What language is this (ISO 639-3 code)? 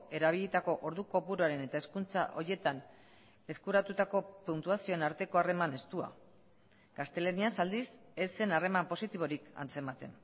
eus